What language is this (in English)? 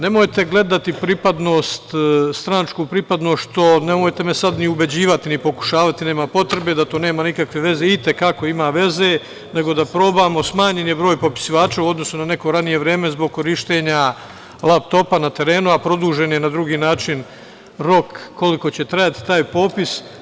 Serbian